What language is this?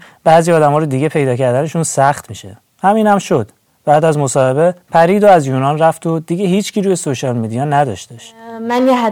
Persian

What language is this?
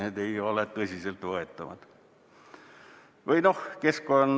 Estonian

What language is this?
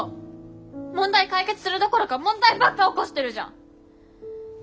Japanese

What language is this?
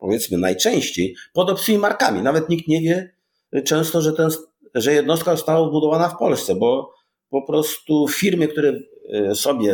Polish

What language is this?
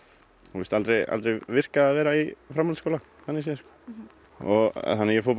Icelandic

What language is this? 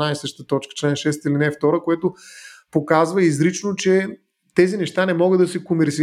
Bulgarian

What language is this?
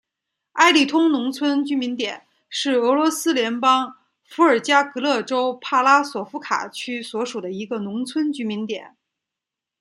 Chinese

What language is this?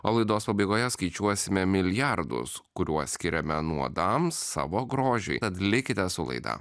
Lithuanian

